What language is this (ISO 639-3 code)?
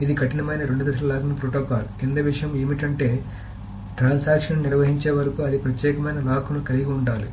tel